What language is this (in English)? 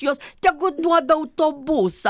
Lithuanian